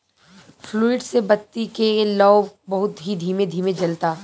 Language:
Bhojpuri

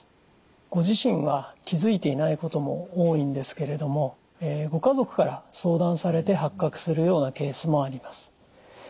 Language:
Japanese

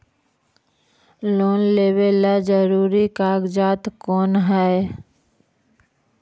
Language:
Magahi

